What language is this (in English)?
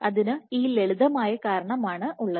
Malayalam